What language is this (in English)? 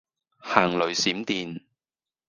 Cantonese